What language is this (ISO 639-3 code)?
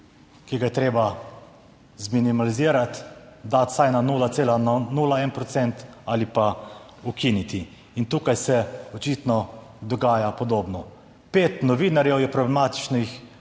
slv